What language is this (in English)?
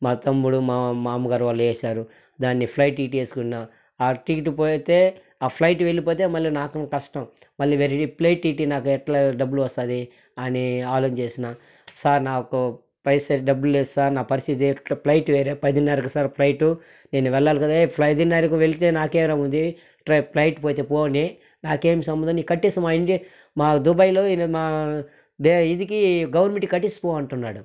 Telugu